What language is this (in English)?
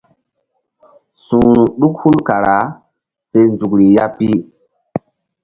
Mbum